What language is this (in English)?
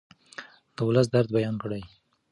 Pashto